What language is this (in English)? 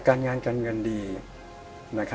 Thai